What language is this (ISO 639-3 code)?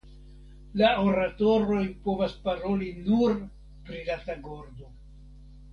epo